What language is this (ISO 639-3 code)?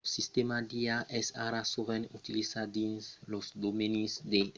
oci